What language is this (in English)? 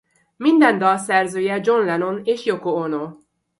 Hungarian